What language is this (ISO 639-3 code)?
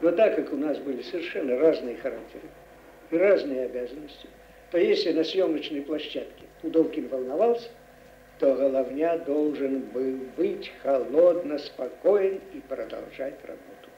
rus